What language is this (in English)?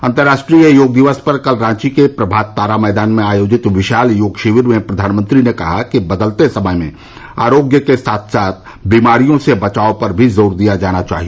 Hindi